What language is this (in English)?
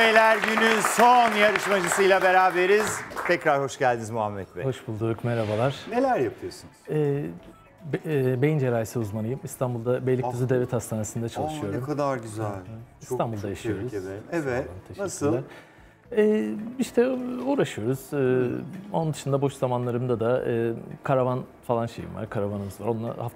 Turkish